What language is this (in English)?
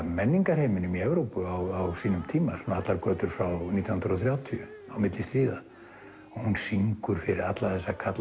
Icelandic